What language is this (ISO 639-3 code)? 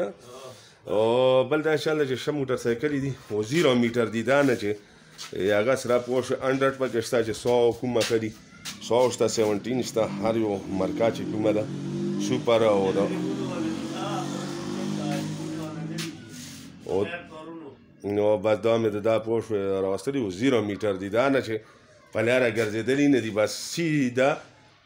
ron